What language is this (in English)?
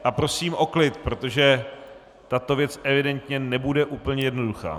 Czech